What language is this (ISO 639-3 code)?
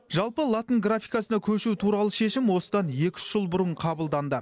kaz